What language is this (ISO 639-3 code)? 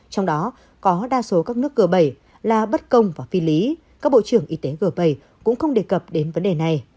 vie